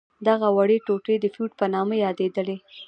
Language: Pashto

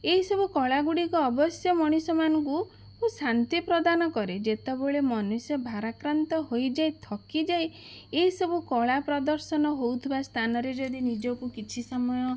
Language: Odia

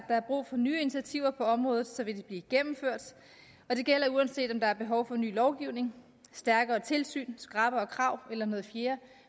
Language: Danish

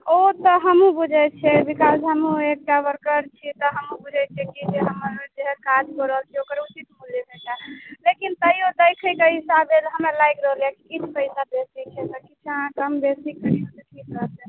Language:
Maithili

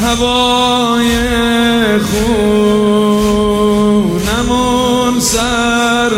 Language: Persian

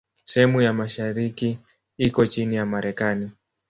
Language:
Swahili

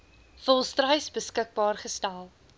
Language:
Afrikaans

